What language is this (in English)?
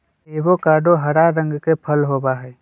Magahi